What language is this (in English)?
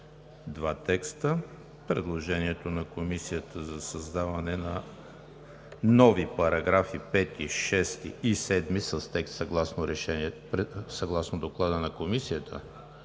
Bulgarian